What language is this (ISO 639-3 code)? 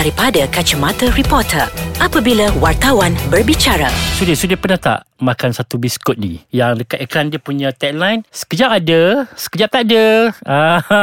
msa